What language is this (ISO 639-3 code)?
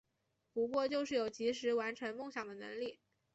zho